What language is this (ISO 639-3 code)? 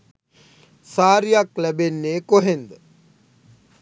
sin